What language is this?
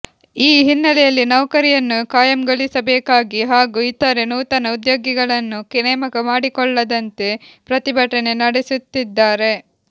Kannada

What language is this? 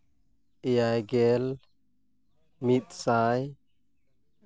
Santali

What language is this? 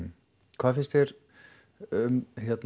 Icelandic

